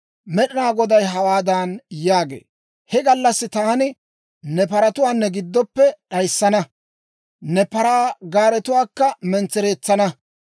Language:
Dawro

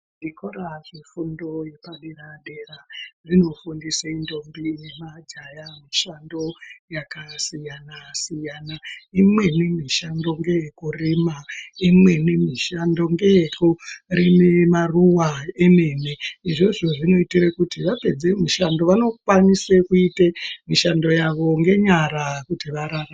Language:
Ndau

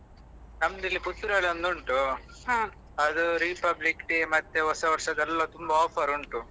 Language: Kannada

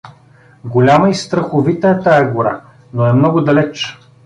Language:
Bulgarian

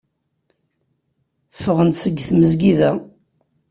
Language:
Kabyle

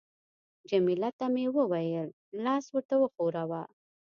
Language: Pashto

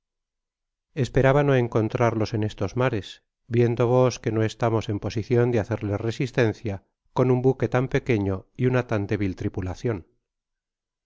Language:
Spanish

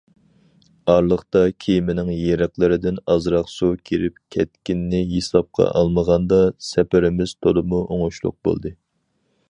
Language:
Uyghur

